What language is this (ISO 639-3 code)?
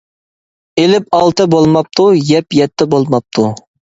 uig